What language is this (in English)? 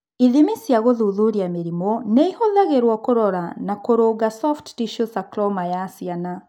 Kikuyu